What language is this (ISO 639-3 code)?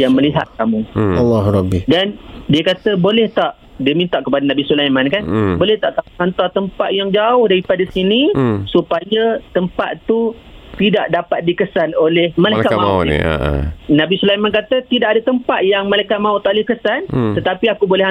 msa